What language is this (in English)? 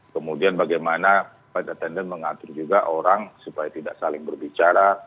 Indonesian